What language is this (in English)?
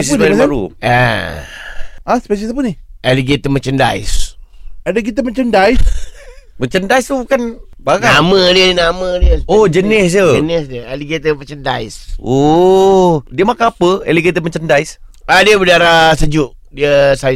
Malay